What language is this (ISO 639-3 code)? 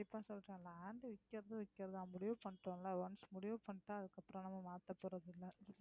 tam